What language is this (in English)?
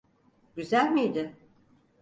Turkish